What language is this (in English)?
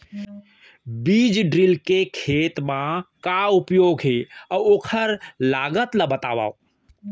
Chhattisgarhi